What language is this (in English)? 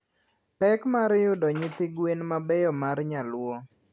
Luo (Kenya and Tanzania)